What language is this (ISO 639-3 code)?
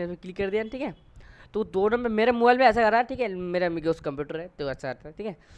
hin